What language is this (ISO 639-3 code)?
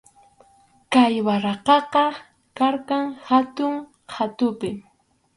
qxu